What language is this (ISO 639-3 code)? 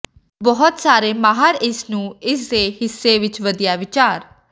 pan